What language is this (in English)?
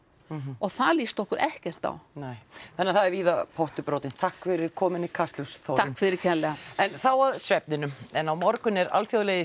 Icelandic